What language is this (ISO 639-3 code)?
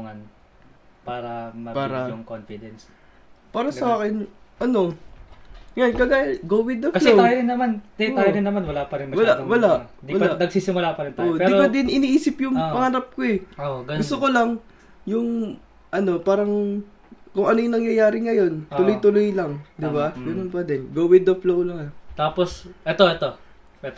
fil